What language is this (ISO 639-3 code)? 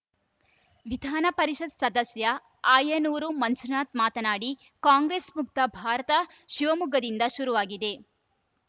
kan